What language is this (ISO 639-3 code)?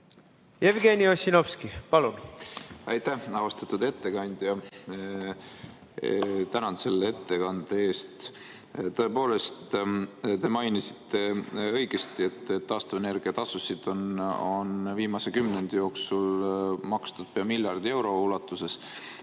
est